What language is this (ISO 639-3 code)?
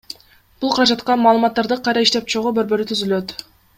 kir